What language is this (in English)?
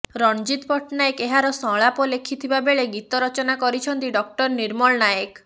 Odia